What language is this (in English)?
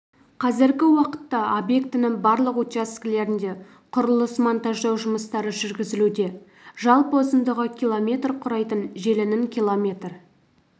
Kazakh